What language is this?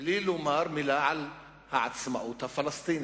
Hebrew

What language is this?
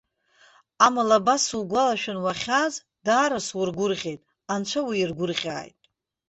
Abkhazian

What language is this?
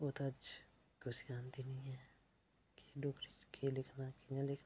Dogri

